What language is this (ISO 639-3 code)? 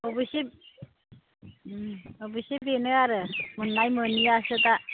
brx